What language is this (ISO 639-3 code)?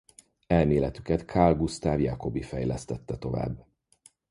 hun